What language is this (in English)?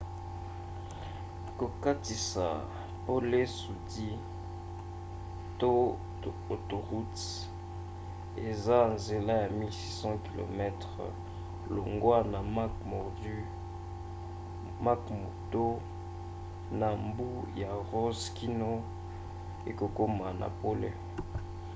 Lingala